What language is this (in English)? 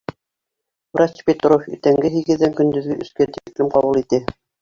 Bashkir